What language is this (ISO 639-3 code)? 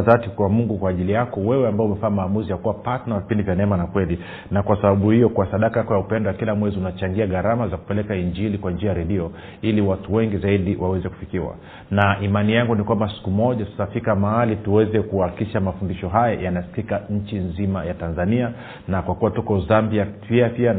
swa